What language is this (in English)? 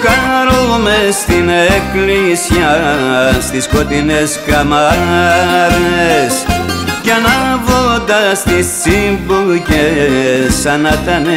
Greek